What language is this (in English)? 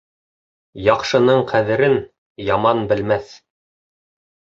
Bashkir